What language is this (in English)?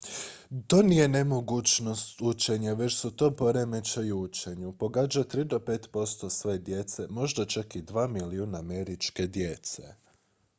Croatian